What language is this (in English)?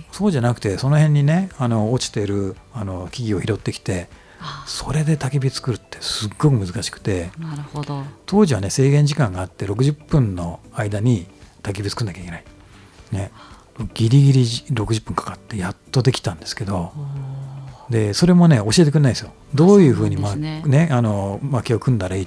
Japanese